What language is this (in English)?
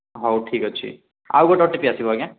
Odia